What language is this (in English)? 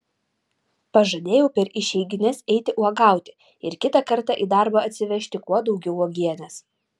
Lithuanian